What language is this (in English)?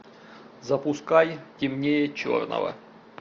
Russian